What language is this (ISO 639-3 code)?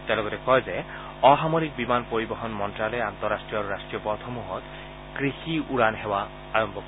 asm